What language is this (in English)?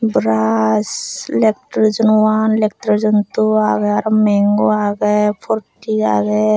Chakma